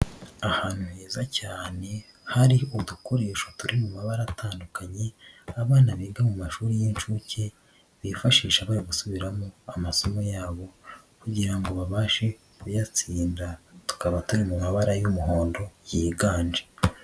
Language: Kinyarwanda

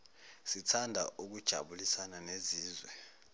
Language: Zulu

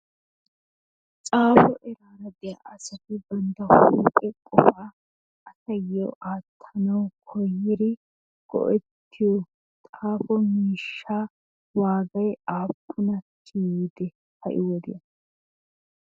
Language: Wolaytta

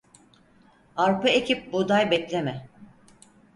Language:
Turkish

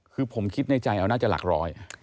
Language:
Thai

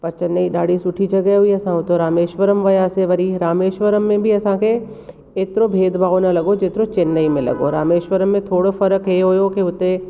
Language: Sindhi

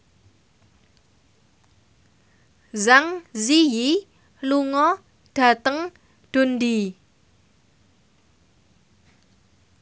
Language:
Javanese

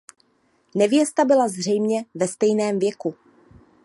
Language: Czech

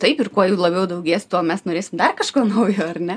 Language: Lithuanian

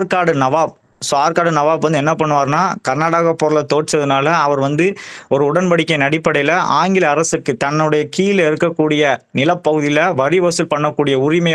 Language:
Tamil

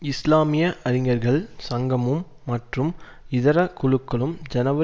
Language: Tamil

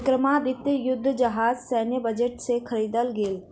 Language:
Maithili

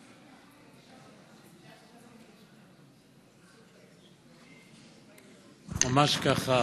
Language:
Hebrew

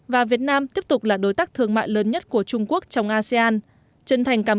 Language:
Vietnamese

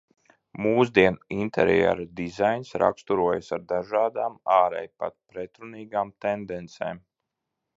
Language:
Latvian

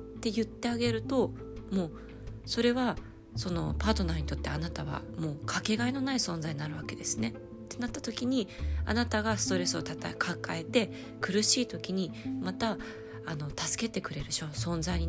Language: Japanese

